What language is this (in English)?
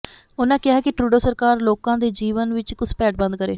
Punjabi